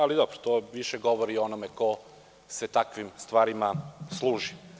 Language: Serbian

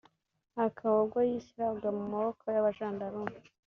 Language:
Kinyarwanda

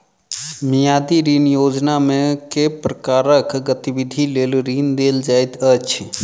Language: Maithili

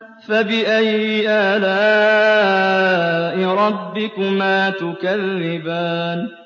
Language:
Arabic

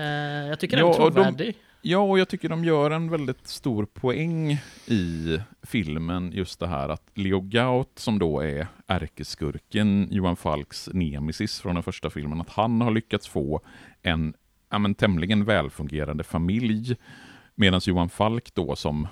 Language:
Swedish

